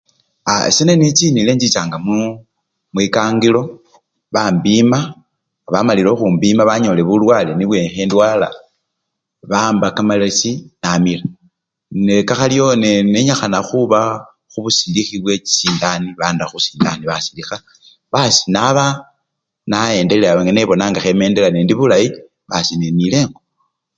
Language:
Luyia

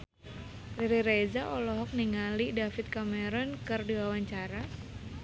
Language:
Sundanese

